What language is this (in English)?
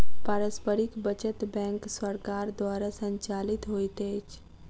Maithili